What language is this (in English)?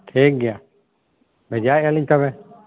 Santali